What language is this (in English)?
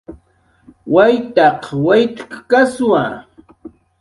Jaqaru